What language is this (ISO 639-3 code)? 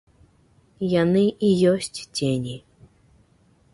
bel